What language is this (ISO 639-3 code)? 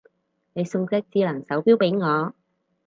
yue